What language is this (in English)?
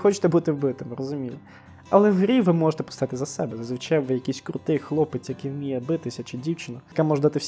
Ukrainian